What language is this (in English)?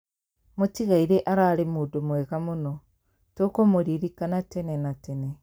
Kikuyu